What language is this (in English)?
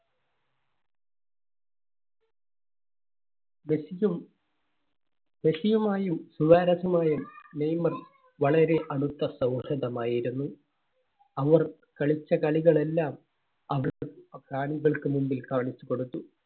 Malayalam